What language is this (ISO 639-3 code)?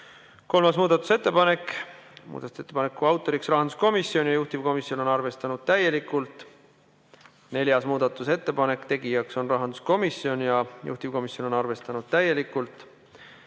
est